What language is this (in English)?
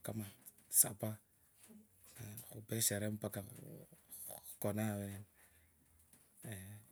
Kabras